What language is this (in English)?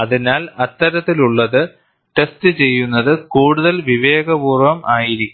Malayalam